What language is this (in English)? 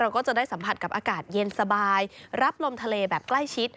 Thai